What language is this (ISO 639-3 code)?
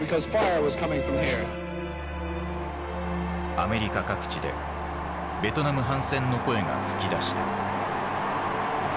jpn